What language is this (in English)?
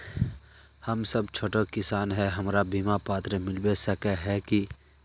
Magahi